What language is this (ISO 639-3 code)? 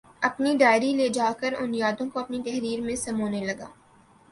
urd